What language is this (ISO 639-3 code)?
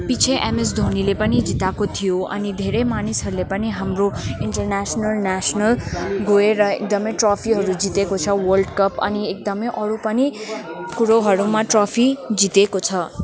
nep